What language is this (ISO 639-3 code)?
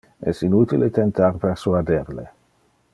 ina